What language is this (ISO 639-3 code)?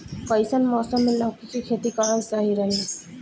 bho